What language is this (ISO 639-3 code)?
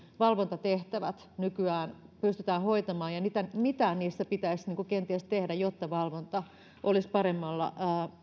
fin